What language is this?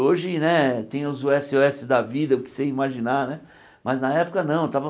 Portuguese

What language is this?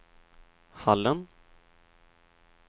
Swedish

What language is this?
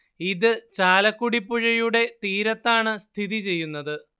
Malayalam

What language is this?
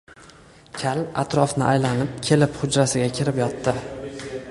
Uzbek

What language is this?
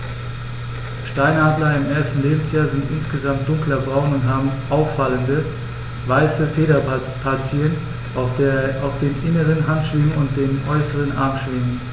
German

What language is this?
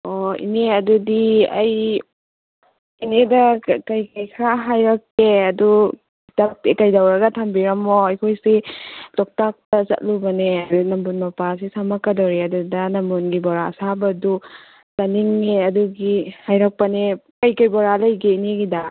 Manipuri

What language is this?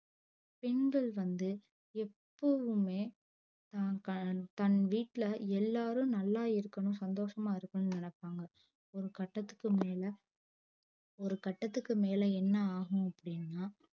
Tamil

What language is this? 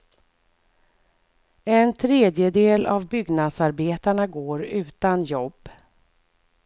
Swedish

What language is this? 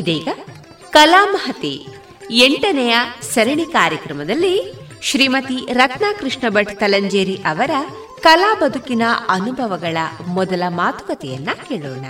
Kannada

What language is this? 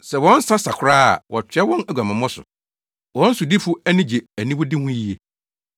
Akan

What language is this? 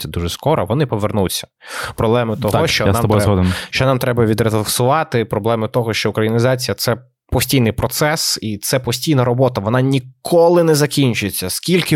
Ukrainian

